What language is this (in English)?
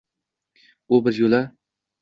Uzbek